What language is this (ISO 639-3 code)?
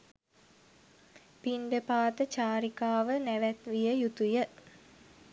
sin